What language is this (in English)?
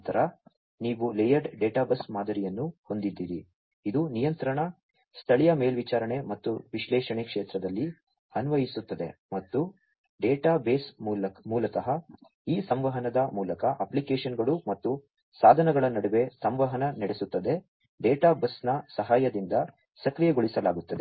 Kannada